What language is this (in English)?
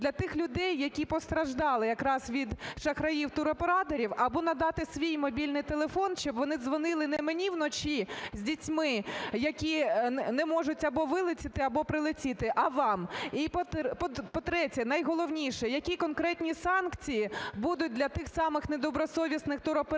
Ukrainian